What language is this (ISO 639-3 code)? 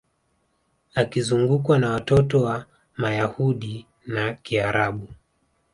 swa